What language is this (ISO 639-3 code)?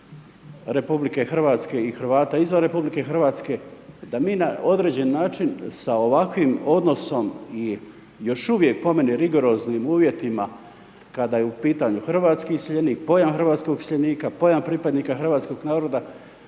hrv